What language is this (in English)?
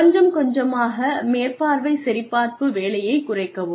Tamil